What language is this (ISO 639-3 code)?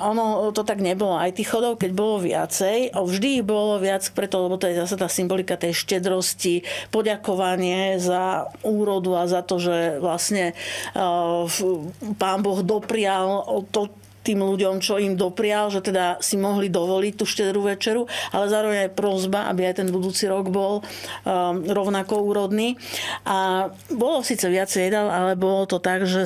slk